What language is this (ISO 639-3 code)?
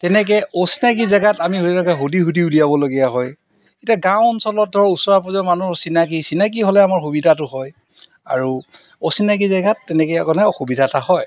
asm